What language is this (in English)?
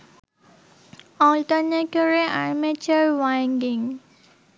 Bangla